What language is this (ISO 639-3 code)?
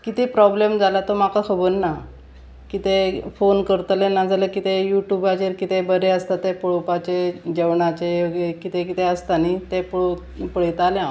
kok